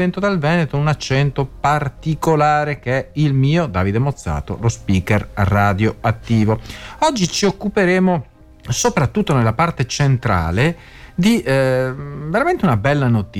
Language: Italian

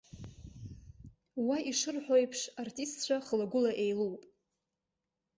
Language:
Abkhazian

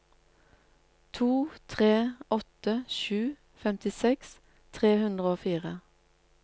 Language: Norwegian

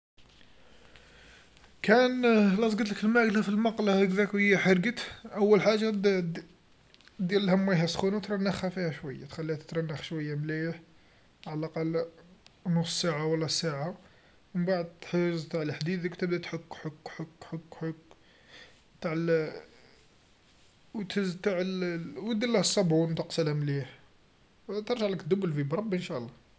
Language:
Algerian Arabic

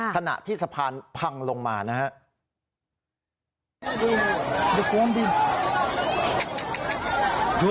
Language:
Thai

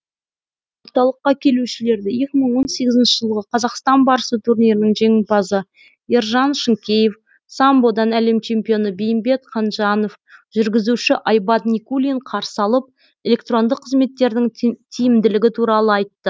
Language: Kazakh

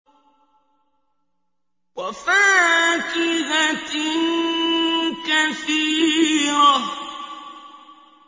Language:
Arabic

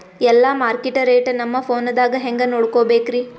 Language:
Kannada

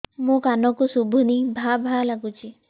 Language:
Odia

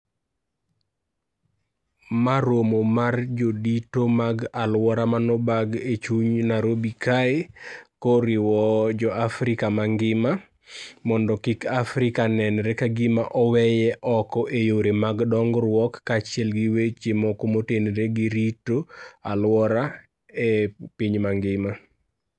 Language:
Luo (Kenya and Tanzania)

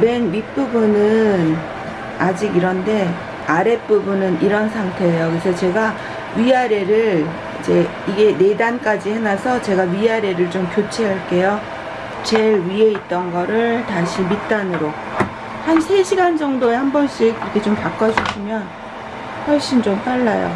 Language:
Korean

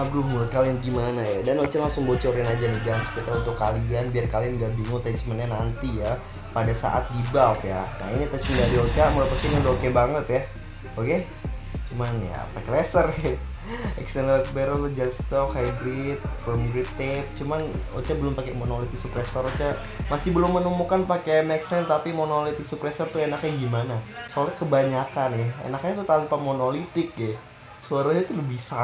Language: Indonesian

